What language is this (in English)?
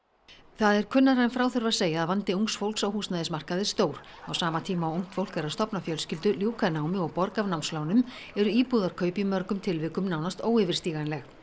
Icelandic